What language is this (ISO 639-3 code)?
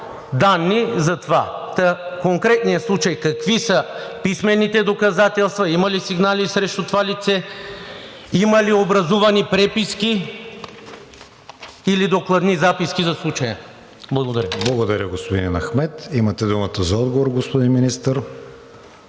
bul